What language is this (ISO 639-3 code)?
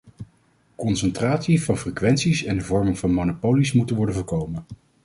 nld